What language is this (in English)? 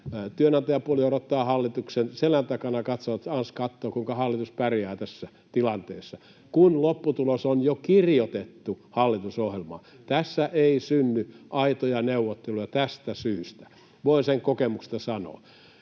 Finnish